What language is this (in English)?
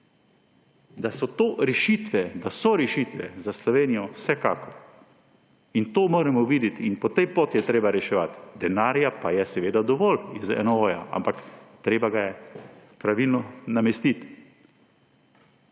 Slovenian